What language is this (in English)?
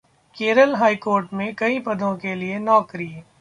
Hindi